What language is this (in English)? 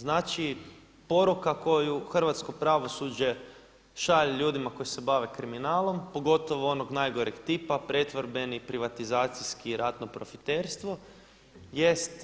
Croatian